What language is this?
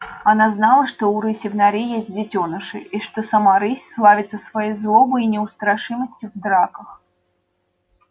Russian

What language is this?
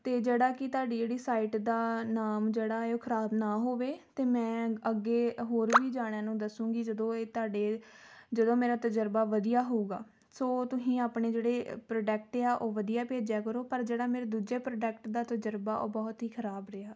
Punjabi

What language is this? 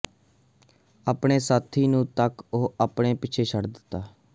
Punjabi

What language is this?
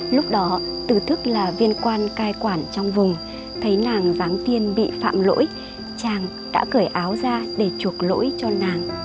Vietnamese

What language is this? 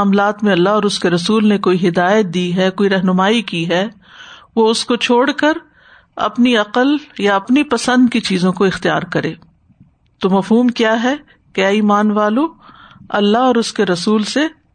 Urdu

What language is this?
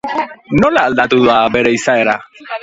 Basque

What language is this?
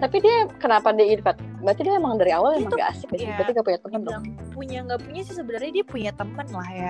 Indonesian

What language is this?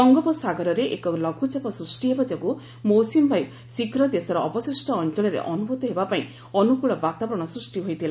Odia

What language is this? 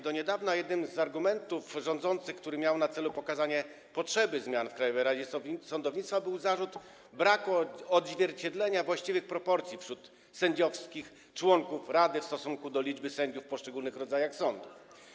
Polish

